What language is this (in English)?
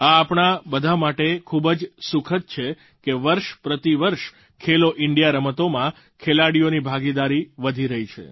Gujarati